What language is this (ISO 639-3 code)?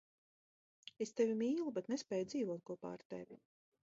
lav